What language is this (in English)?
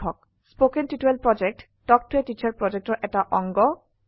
Assamese